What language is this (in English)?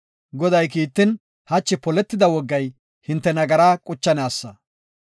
Gofa